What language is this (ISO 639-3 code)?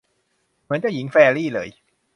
tha